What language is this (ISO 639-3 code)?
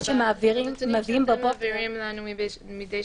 heb